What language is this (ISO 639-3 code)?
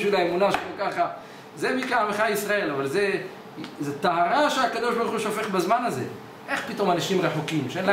heb